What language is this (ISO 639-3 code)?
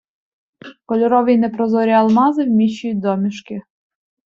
ukr